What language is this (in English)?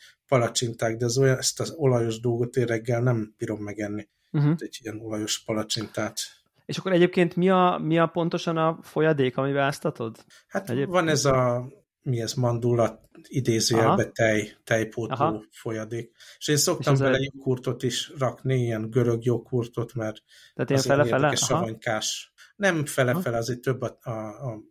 Hungarian